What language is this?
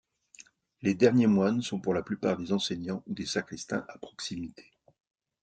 French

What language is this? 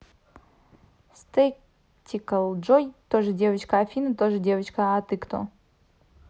Russian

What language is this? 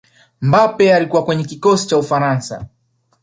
Swahili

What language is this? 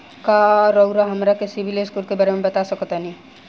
Bhojpuri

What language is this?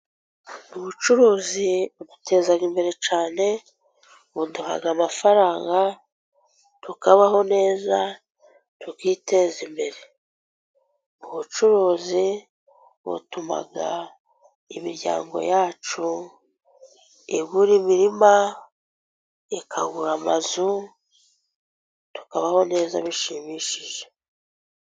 Kinyarwanda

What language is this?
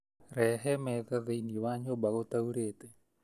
Kikuyu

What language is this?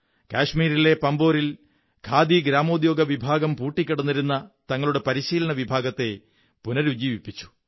Malayalam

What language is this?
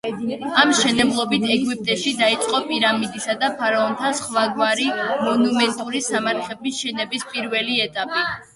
Georgian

